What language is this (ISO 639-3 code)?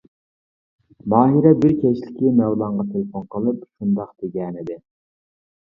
uig